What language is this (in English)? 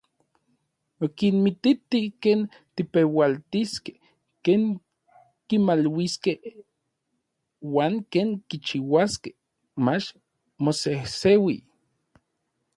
Orizaba Nahuatl